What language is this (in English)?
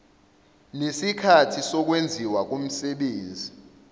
Zulu